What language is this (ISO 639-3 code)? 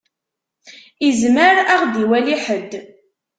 kab